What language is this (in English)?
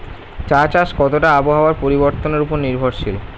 Bangla